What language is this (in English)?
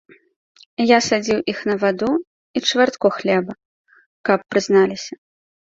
Belarusian